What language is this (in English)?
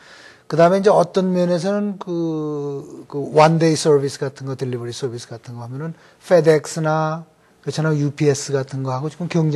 Korean